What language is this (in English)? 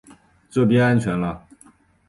Chinese